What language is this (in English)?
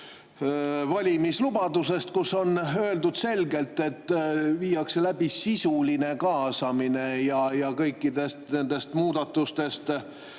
Estonian